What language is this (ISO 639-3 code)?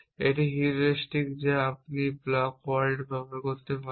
ben